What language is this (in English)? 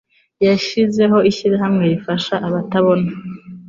Kinyarwanda